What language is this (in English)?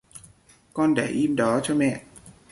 Vietnamese